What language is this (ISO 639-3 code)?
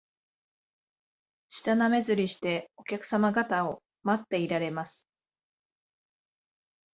jpn